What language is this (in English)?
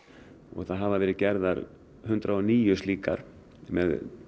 Icelandic